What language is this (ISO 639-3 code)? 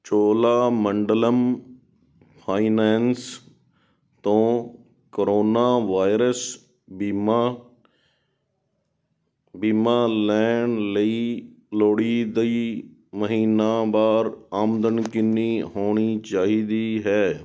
pan